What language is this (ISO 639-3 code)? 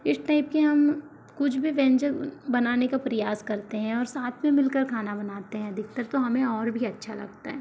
hin